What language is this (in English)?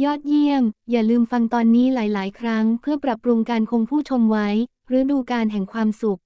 Thai